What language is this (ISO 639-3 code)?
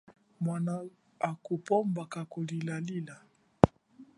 cjk